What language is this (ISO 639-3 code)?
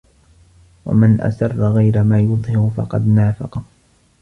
ara